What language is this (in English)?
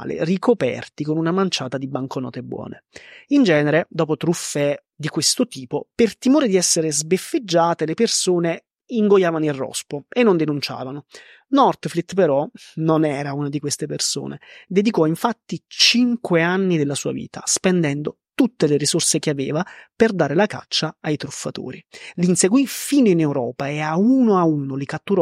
Italian